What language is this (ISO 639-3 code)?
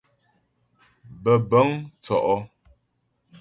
bbj